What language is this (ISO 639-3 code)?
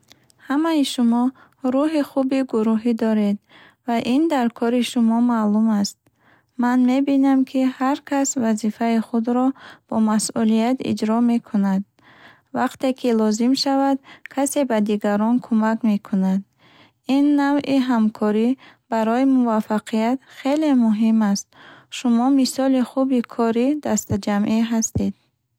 bhh